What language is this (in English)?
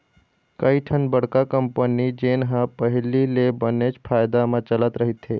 Chhattisgarhi